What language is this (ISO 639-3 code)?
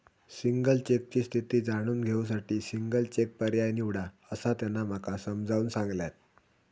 mar